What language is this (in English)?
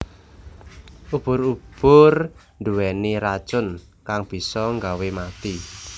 Javanese